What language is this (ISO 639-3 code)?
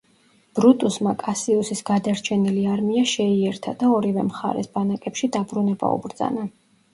kat